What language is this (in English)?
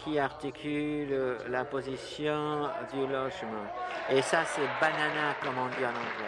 French